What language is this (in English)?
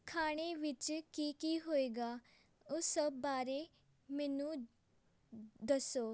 Punjabi